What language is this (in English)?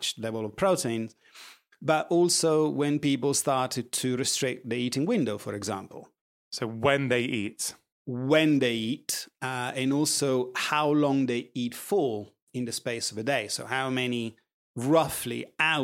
English